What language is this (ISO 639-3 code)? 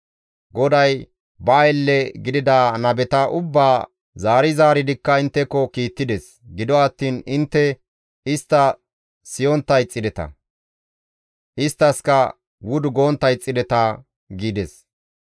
gmv